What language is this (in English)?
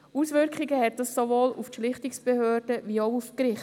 Swiss German